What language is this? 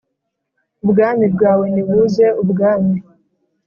Kinyarwanda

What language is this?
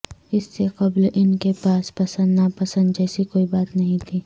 Urdu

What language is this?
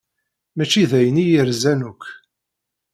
Kabyle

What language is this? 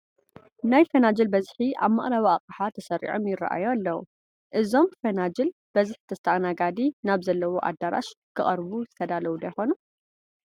Tigrinya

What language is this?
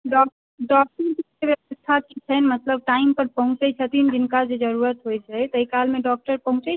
Maithili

